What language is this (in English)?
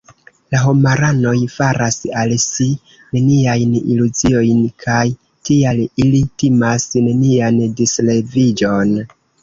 Esperanto